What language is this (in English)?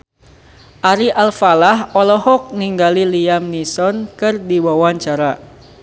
Sundanese